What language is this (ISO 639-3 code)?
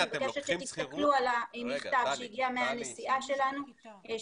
heb